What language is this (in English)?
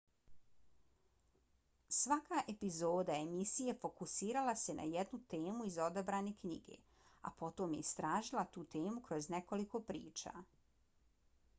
Bosnian